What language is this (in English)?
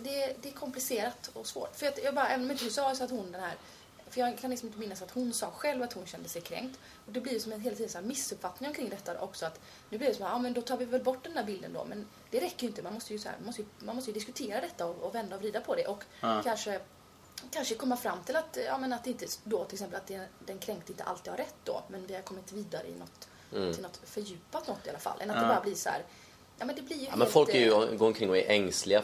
Swedish